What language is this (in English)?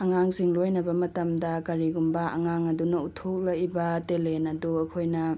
Manipuri